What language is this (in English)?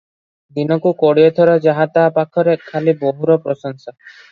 Odia